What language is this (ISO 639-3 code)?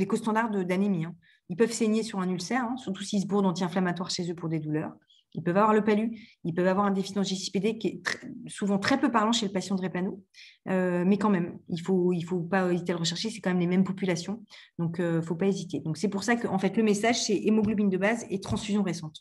fra